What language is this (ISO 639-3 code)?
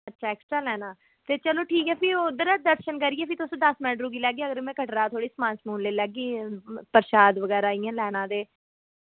doi